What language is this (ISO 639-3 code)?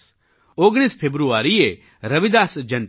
guj